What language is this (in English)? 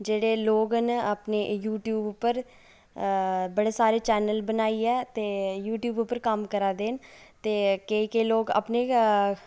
Dogri